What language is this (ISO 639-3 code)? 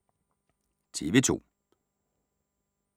dan